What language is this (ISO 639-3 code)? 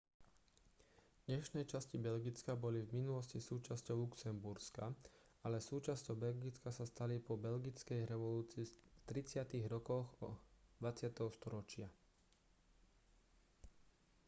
slk